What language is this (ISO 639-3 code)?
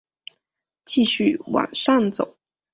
zho